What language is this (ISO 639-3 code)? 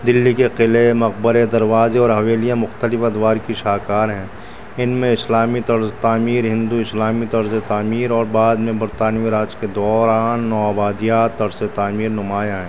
urd